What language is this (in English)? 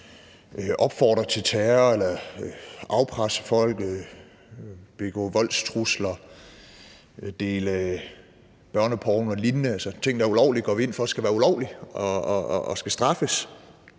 Danish